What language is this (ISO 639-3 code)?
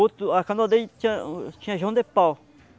por